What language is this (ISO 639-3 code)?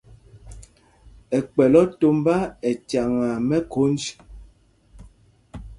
mgg